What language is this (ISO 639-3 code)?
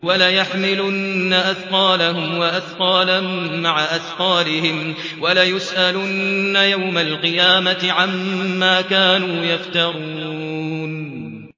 ara